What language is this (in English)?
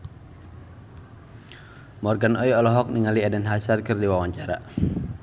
Sundanese